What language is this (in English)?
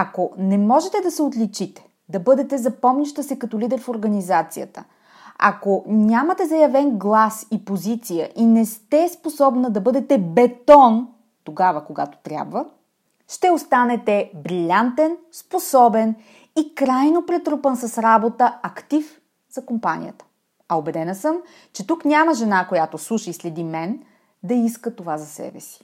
Bulgarian